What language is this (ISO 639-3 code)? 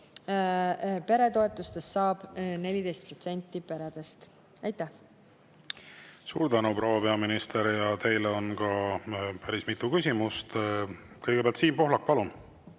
est